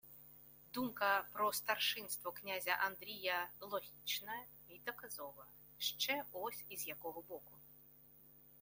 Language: Ukrainian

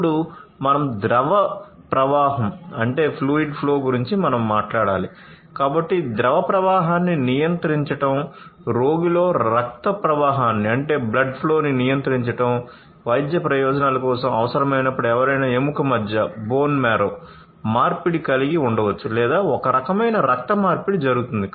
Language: Telugu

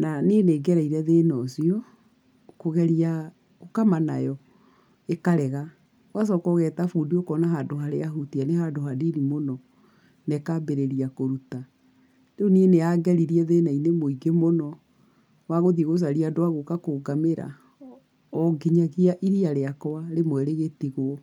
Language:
Kikuyu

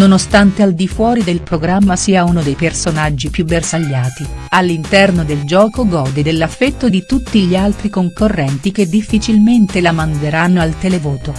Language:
Italian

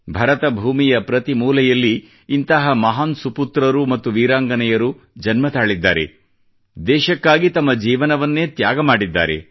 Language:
Kannada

